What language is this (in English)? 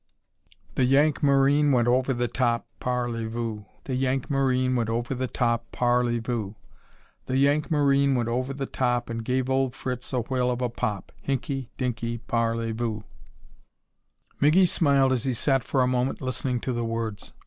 English